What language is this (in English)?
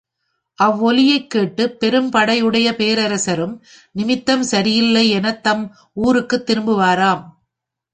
Tamil